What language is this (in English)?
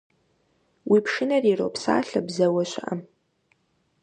Kabardian